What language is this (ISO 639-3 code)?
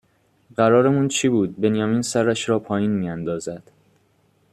fas